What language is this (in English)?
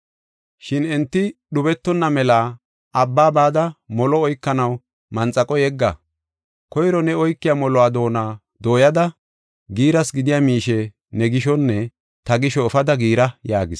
Gofa